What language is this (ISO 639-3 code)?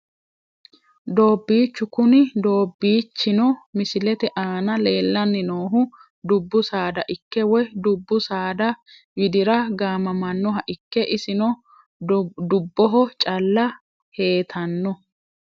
sid